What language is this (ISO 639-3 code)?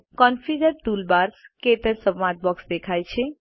guj